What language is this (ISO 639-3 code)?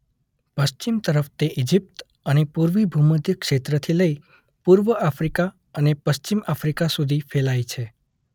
guj